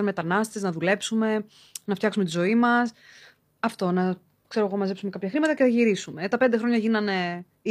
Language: Greek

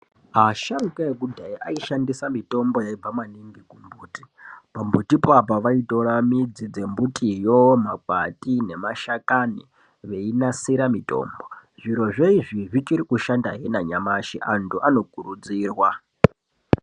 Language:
Ndau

